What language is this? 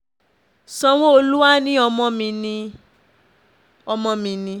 Yoruba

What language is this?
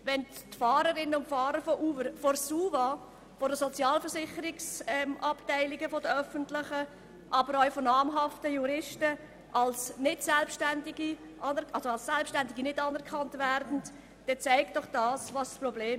Swiss German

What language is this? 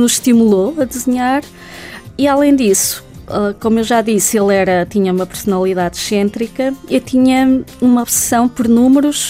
Portuguese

